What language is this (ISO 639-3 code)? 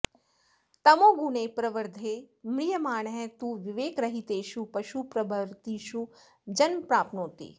san